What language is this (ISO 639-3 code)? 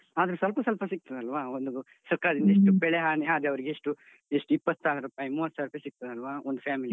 kan